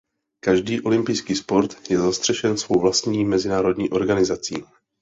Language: Czech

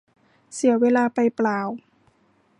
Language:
Thai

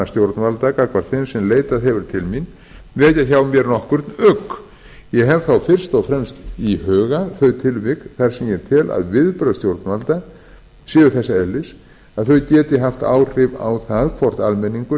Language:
Icelandic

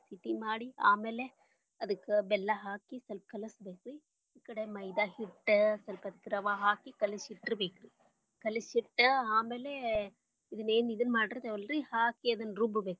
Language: Kannada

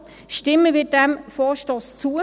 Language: Swiss German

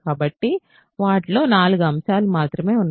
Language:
Telugu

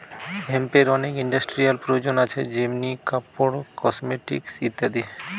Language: Bangla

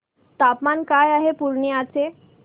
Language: Marathi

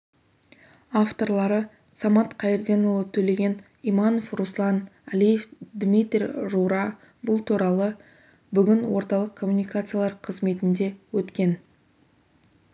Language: Kazakh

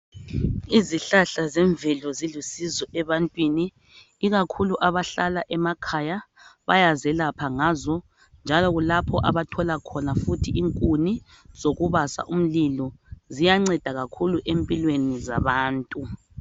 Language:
North Ndebele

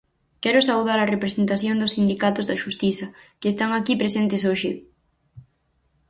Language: Galician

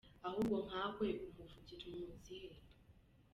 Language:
Kinyarwanda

